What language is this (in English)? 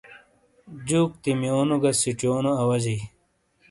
Shina